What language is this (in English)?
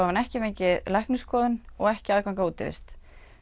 Icelandic